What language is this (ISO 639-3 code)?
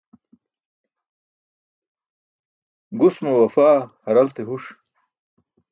bsk